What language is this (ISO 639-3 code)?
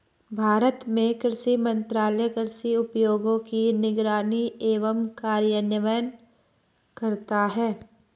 hin